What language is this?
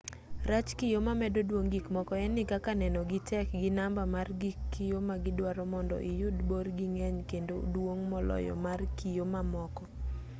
Luo (Kenya and Tanzania)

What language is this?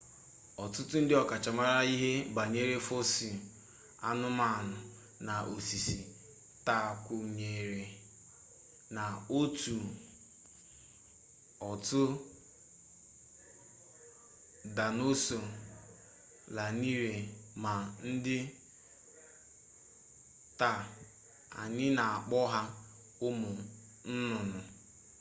Igbo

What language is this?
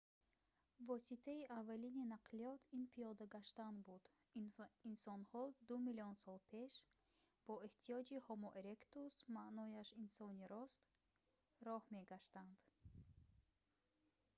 Tajik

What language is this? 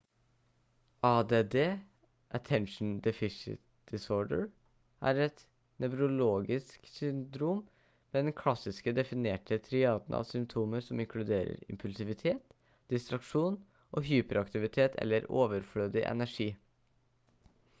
Norwegian Bokmål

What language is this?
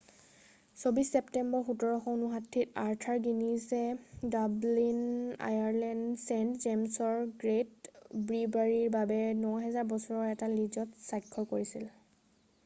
Assamese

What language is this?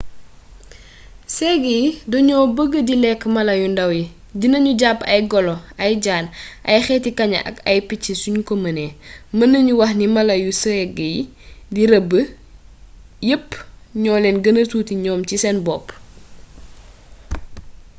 Wolof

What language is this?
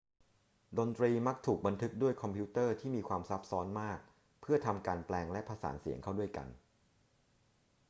Thai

